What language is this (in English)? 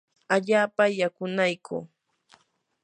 Yanahuanca Pasco Quechua